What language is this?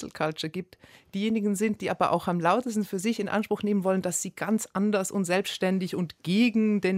German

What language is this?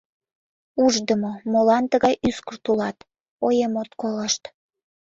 Mari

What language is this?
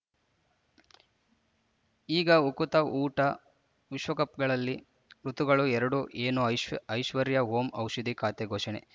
Kannada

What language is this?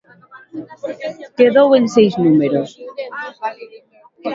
Galician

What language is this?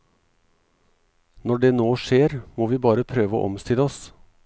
Norwegian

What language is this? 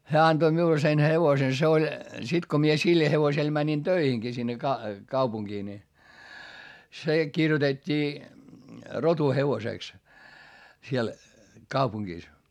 Finnish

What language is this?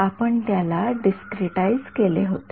Marathi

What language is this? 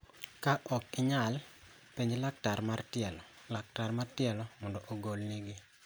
Luo (Kenya and Tanzania)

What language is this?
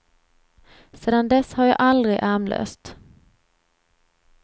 Swedish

